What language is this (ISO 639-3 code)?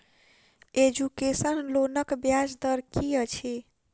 mai